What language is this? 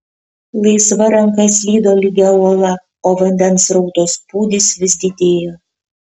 Lithuanian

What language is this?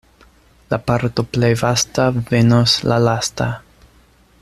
Esperanto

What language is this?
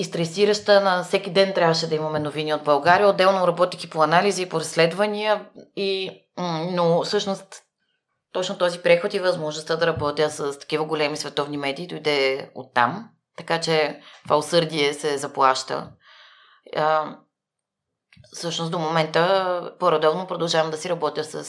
Bulgarian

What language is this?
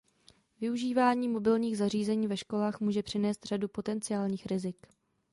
Czech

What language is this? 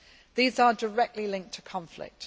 English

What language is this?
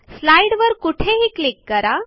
Marathi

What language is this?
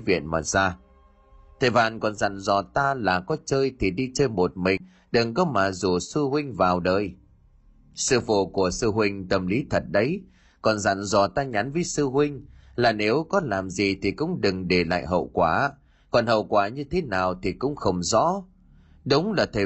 Vietnamese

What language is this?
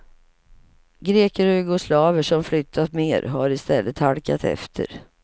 Swedish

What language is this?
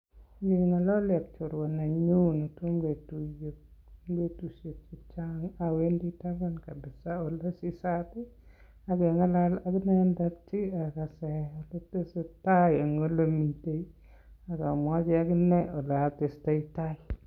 Kalenjin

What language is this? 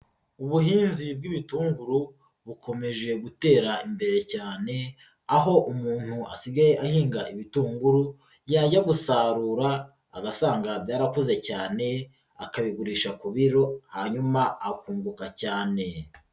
Kinyarwanda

